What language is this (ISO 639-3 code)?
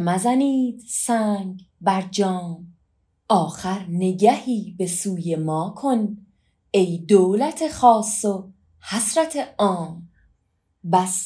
fas